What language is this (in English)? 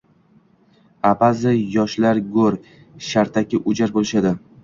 Uzbek